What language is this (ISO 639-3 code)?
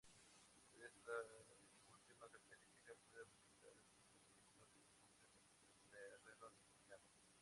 spa